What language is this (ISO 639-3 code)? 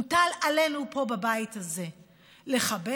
heb